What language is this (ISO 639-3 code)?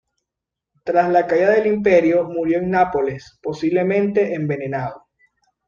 spa